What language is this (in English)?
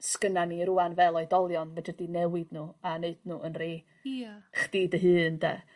Welsh